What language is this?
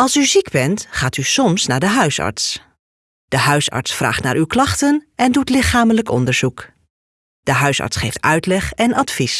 Dutch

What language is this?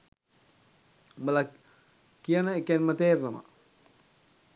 Sinhala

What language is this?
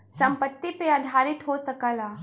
Bhojpuri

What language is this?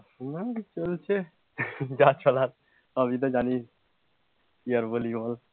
Bangla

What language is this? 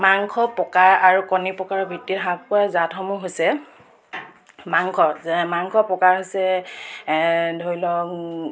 Assamese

